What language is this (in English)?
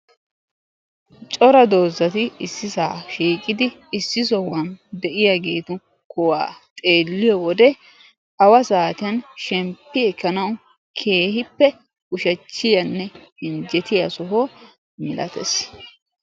Wolaytta